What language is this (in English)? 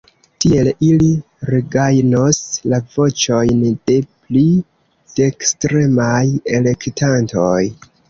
Esperanto